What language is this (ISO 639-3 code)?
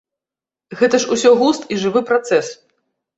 bel